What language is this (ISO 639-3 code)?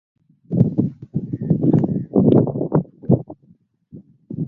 skr